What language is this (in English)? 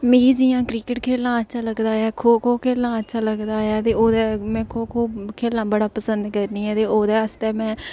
Dogri